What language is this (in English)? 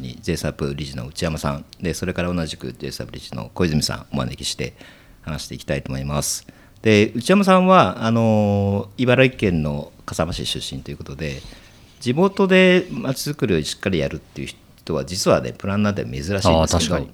Japanese